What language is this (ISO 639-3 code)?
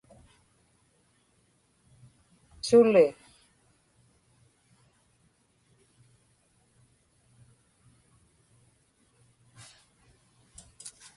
ipk